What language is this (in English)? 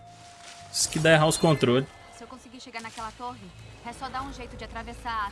Portuguese